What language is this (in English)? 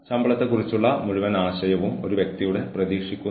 Malayalam